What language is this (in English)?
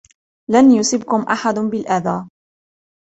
Arabic